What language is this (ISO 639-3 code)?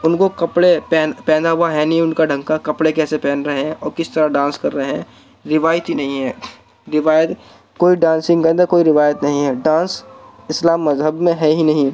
urd